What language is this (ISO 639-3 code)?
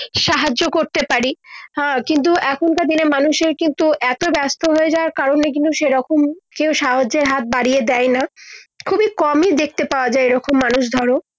ben